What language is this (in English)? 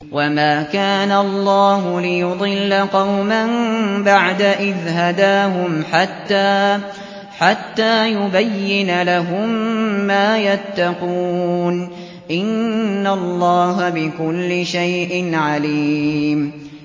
Arabic